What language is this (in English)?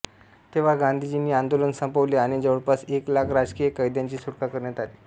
Marathi